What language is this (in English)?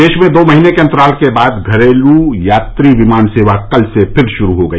Hindi